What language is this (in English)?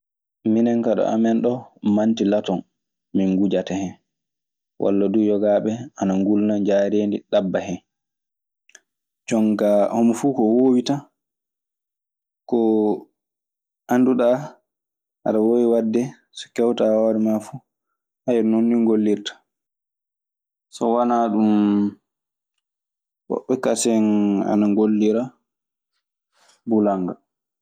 Maasina Fulfulde